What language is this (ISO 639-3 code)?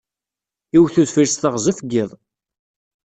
kab